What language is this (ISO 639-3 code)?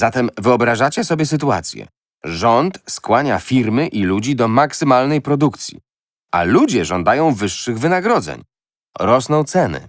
pol